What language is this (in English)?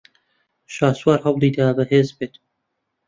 Central Kurdish